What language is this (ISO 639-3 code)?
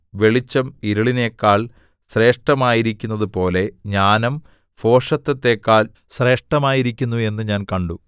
mal